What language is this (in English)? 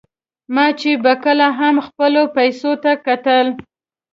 Pashto